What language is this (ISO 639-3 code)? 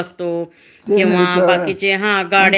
mar